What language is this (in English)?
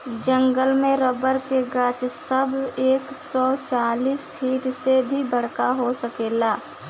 Bhojpuri